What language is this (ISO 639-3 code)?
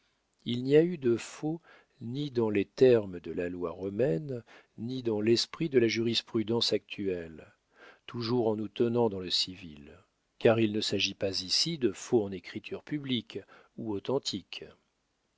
fra